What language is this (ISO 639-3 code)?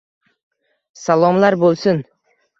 uzb